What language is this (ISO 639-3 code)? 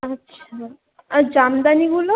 ben